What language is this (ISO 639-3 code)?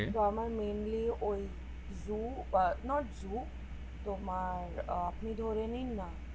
ben